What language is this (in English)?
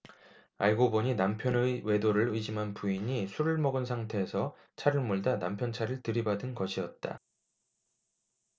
Korean